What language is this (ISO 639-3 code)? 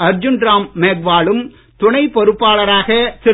tam